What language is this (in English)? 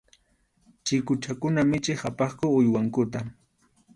Arequipa-La Unión Quechua